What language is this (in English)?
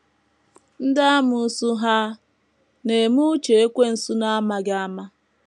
Igbo